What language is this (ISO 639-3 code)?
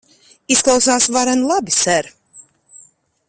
lav